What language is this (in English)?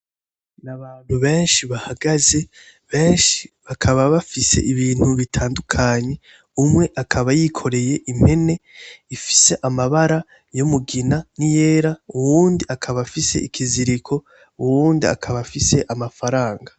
Rundi